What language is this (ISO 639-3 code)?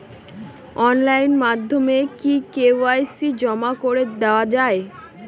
ben